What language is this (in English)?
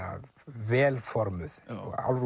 Icelandic